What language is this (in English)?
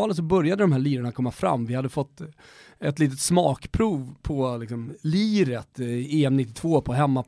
Swedish